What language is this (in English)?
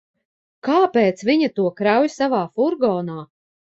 Latvian